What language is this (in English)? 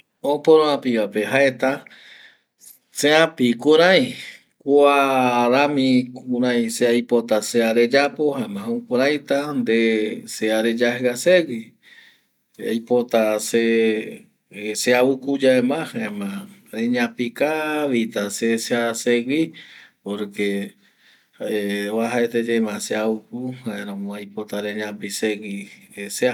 Eastern Bolivian Guaraní